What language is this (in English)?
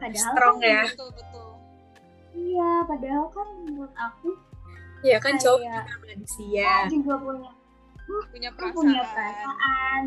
Indonesian